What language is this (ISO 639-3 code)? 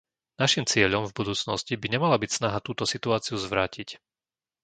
slk